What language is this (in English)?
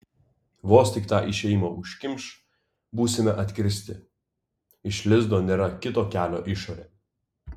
Lithuanian